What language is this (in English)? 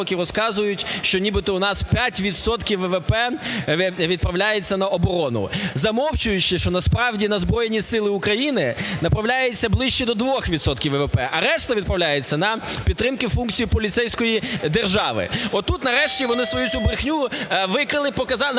Ukrainian